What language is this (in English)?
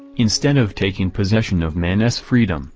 English